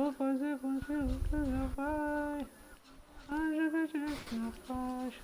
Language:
Portuguese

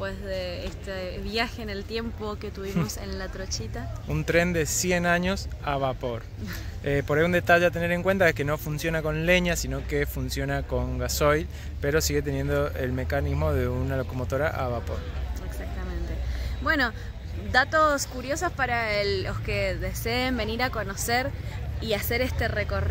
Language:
Spanish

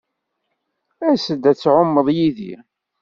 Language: Kabyle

